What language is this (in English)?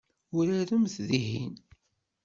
Kabyle